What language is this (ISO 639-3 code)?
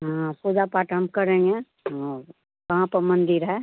hin